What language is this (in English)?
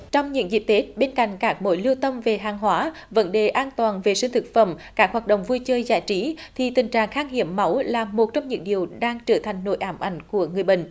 Vietnamese